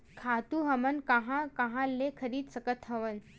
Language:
Chhattisgarhi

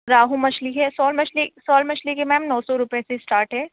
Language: Urdu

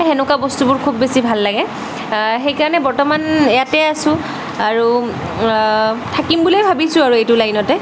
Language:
Assamese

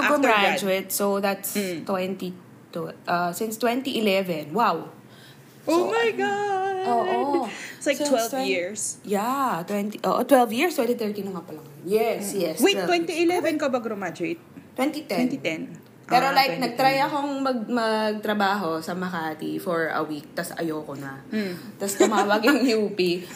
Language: Filipino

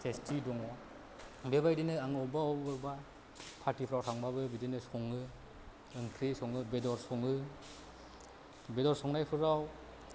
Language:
Bodo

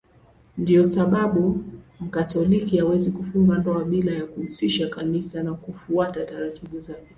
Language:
Swahili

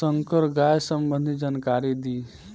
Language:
Bhojpuri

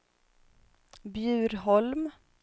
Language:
Swedish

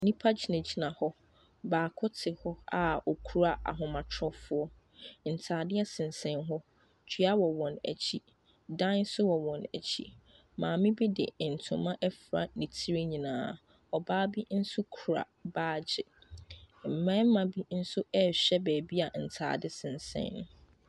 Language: Akan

